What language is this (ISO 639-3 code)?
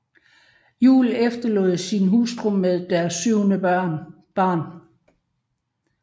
dan